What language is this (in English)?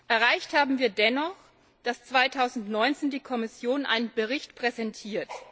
German